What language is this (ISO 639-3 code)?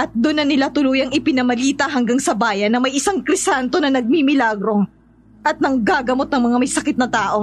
fil